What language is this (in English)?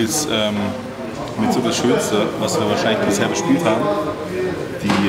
German